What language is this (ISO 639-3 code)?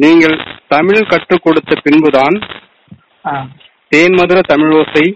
tam